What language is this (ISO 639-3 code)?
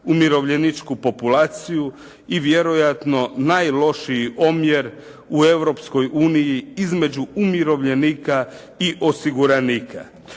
hrv